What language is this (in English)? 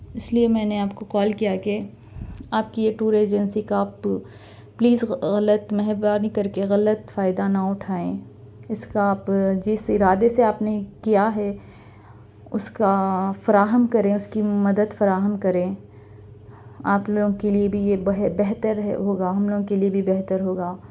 Urdu